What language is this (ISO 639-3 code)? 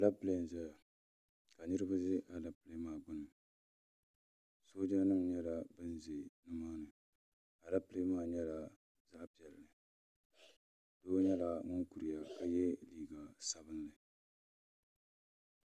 dag